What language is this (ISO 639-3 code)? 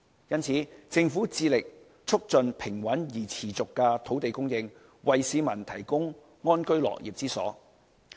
yue